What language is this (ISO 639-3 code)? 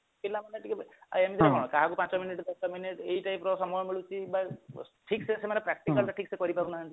ori